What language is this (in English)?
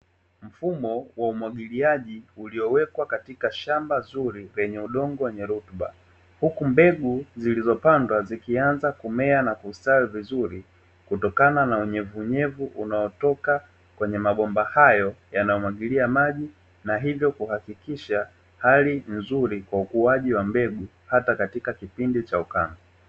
Swahili